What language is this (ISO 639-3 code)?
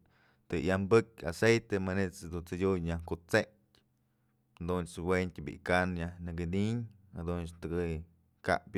mzl